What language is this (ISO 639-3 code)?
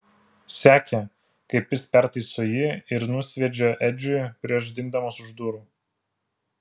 lit